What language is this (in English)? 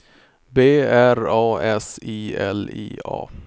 Swedish